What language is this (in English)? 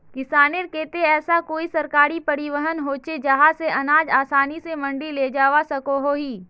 Magahi